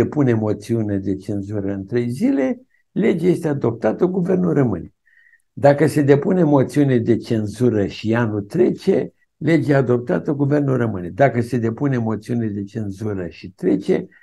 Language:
Romanian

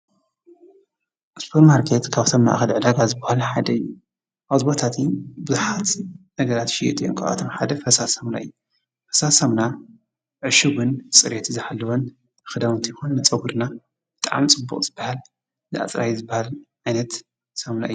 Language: Tigrinya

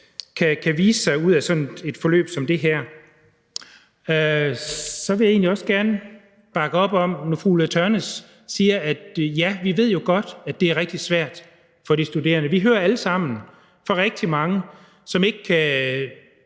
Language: Danish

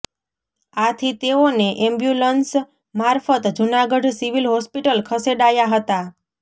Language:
Gujarati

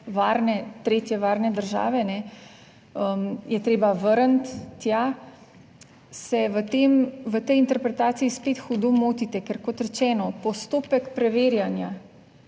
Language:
Slovenian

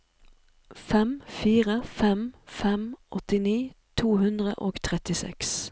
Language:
Norwegian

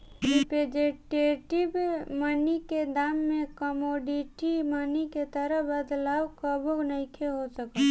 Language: Bhojpuri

